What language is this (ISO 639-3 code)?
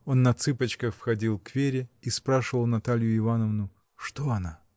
rus